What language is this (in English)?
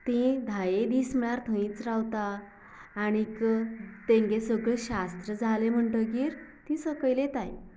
Konkani